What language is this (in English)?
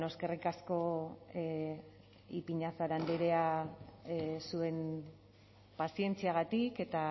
Basque